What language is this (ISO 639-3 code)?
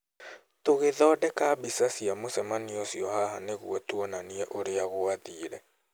kik